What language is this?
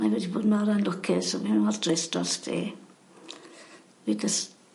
Welsh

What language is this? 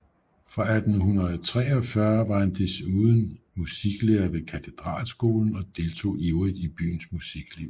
Danish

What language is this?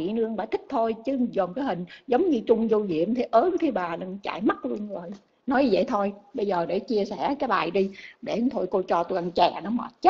Vietnamese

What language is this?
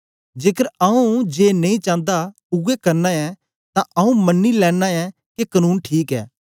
Dogri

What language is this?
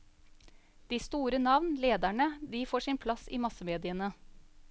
Norwegian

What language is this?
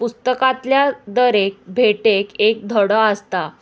Konkani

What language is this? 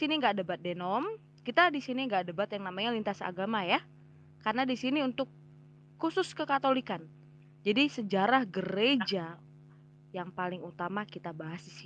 Indonesian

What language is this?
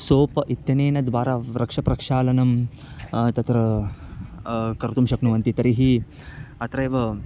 Sanskrit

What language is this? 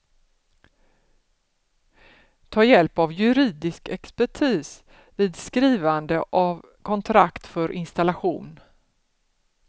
Swedish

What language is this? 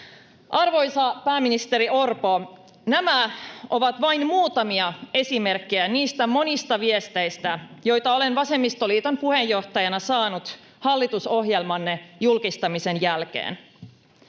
Finnish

